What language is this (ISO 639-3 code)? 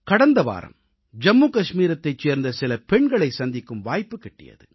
tam